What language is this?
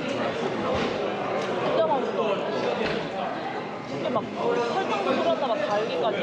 Korean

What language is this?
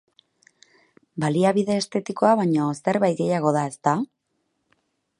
Basque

